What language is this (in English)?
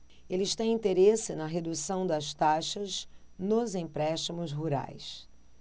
Portuguese